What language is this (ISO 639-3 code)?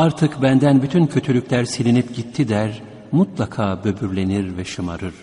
tur